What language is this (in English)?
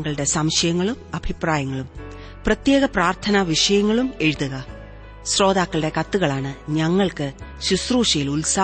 Malayalam